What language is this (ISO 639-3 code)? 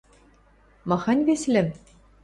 mrj